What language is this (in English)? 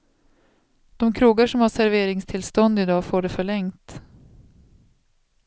Swedish